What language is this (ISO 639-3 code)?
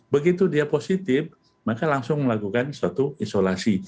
ind